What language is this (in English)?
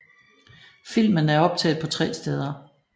Danish